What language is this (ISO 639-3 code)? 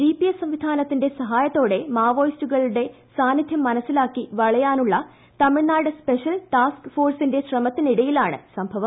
mal